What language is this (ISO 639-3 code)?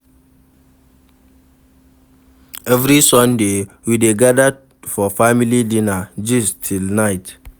pcm